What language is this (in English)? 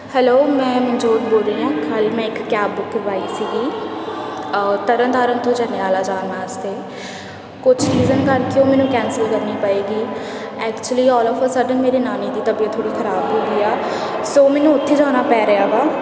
Punjabi